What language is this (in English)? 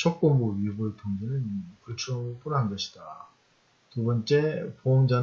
Korean